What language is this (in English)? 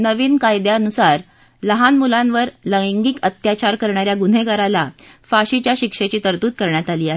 Marathi